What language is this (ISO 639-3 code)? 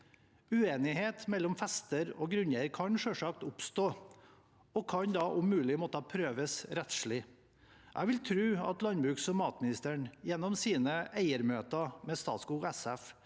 nor